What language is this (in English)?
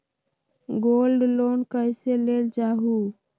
Magahi